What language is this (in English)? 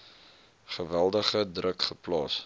Afrikaans